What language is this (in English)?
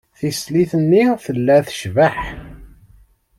Kabyle